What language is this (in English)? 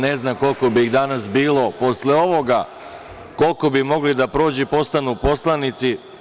Serbian